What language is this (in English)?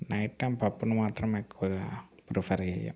Telugu